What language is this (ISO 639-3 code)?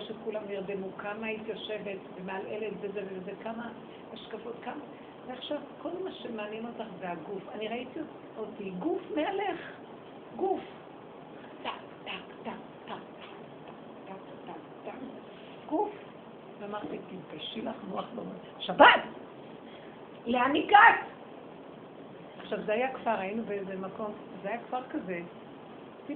heb